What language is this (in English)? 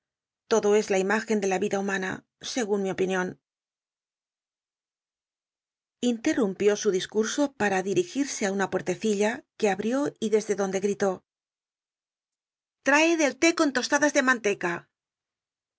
Spanish